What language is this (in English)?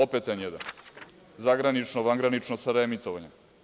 Serbian